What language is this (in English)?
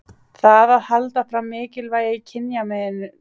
Icelandic